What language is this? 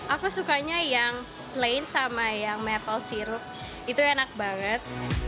Indonesian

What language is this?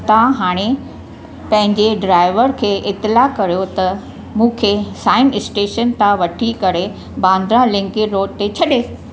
Sindhi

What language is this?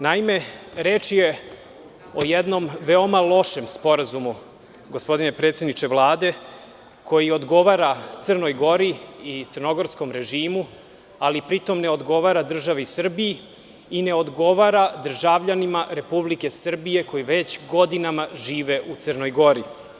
Serbian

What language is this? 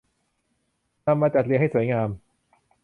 Thai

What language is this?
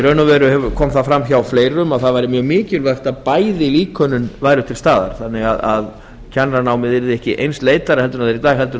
Icelandic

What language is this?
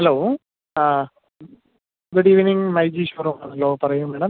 Malayalam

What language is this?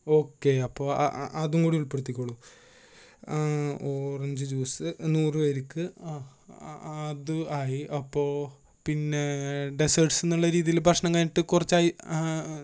Malayalam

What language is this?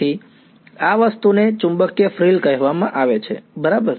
Gujarati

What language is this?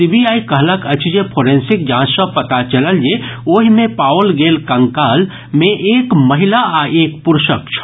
Maithili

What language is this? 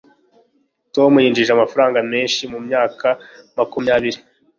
Kinyarwanda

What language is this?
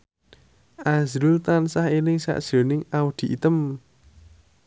Javanese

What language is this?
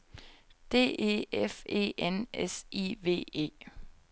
Danish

